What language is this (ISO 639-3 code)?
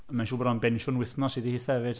cym